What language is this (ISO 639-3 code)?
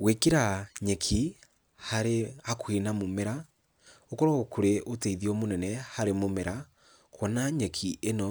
kik